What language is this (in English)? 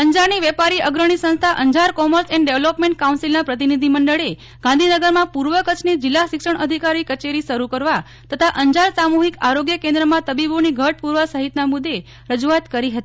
Gujarati